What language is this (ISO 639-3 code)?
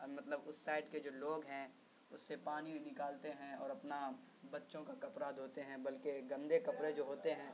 urd